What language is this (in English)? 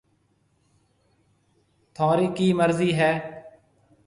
Marwari (Pakistan)